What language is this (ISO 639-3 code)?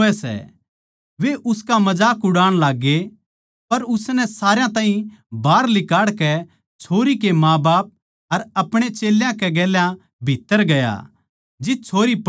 bgc